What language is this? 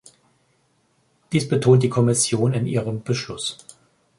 German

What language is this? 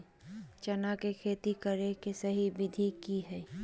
Magahi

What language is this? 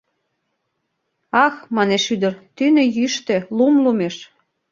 Mari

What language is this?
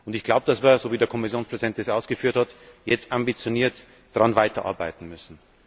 German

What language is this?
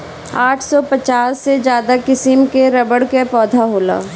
Bhojpuri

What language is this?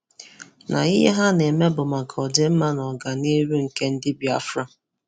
Igbo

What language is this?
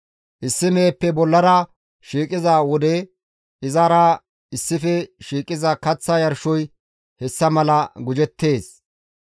Gamo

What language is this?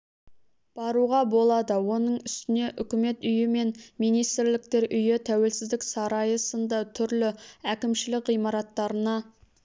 Kazakh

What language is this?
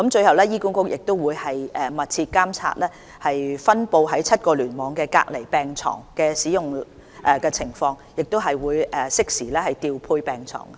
Cantonese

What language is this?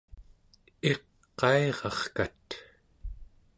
Central Yupik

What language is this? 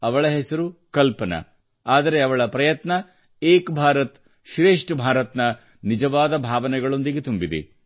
Kannada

